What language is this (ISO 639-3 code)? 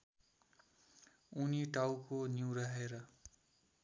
nep